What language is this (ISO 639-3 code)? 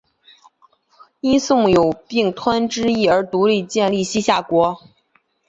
zho